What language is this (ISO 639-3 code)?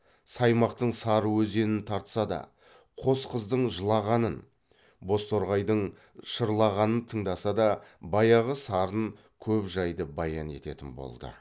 kaz